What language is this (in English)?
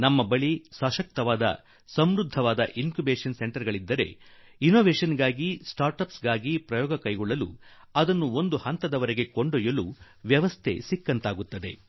Kannada